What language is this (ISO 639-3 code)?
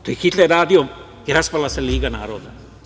srp